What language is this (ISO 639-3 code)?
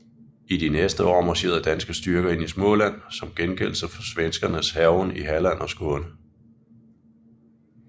dan